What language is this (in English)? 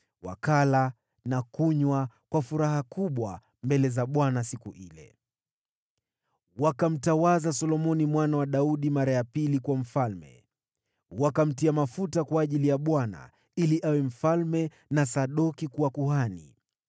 Swahili